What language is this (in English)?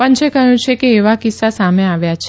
Gujarati